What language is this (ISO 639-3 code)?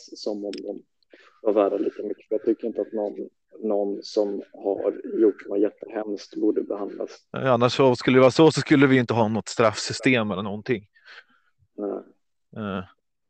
swe